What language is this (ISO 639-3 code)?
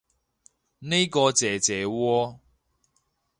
yue